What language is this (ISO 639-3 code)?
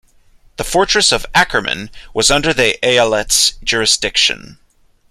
eng